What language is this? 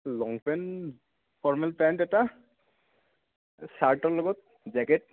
Assamese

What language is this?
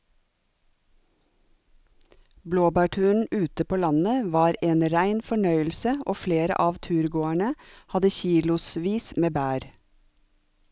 Norwegian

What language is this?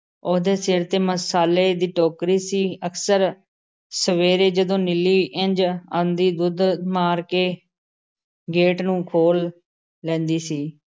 Punjabi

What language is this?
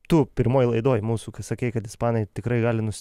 Lithuanian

